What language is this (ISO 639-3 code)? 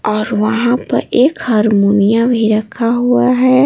hin